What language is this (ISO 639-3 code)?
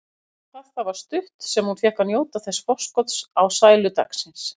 isl